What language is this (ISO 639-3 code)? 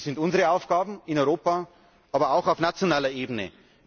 deu